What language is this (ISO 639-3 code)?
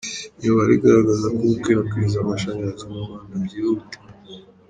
kin